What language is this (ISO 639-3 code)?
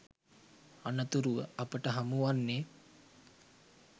sin